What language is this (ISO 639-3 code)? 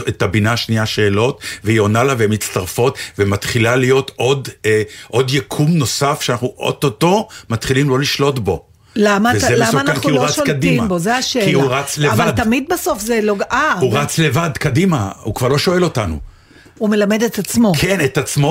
heb